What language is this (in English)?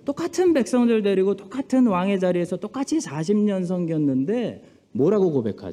Korean